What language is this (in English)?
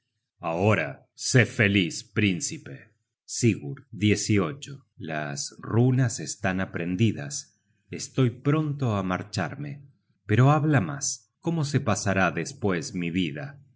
Spanish